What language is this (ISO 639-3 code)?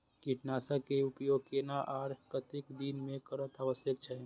mai